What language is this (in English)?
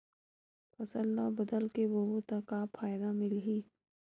Chhattisgarhi